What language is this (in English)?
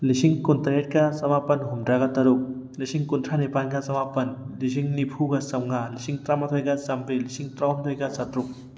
Manipuri